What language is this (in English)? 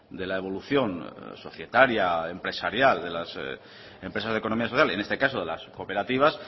Spanish